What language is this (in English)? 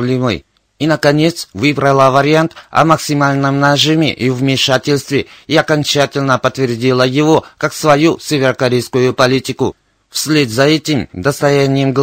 Russian